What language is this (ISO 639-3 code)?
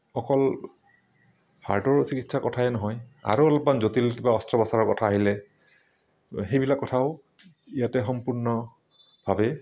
asm